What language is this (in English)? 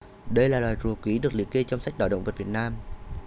Vietnamese